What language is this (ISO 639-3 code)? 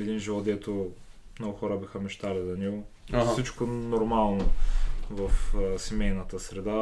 bul